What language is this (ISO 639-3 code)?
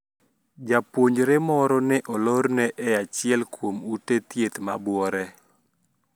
luo